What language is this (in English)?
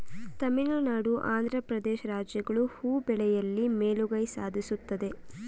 Kannada